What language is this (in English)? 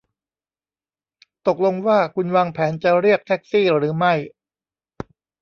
Thai